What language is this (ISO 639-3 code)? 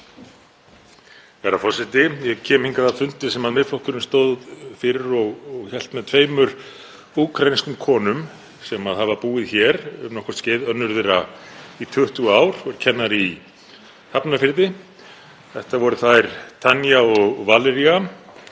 isl